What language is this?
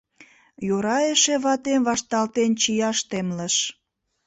Mari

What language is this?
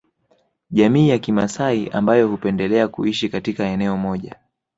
Swahili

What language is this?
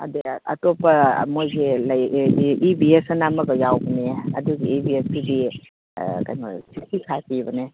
Manipuri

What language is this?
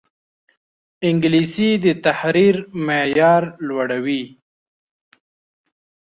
Pashto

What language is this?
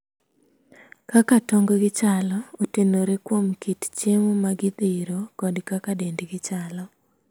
Luo (Kenya and Tanzania)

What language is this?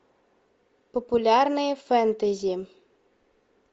Russian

